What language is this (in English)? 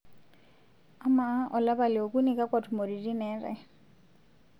Masai